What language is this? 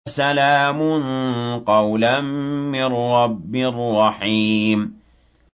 Arabic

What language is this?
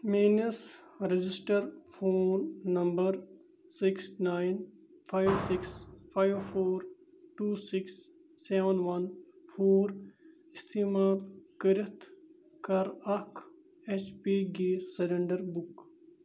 Kashmiri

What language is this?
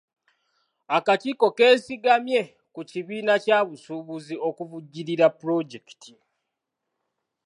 Ganda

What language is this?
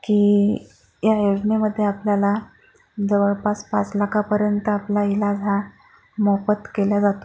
Marathi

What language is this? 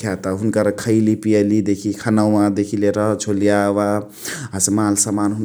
Chitwania Tharu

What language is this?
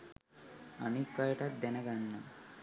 Sinhala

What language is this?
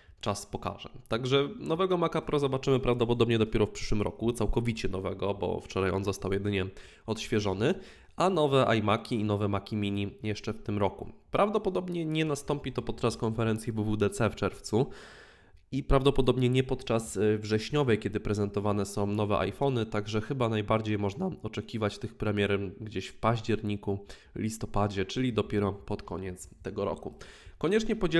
Polish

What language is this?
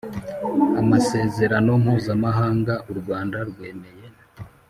Kinyarwanda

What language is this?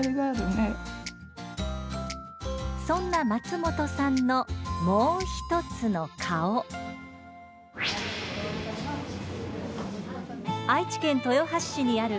Japanese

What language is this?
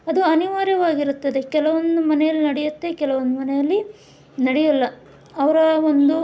Kannada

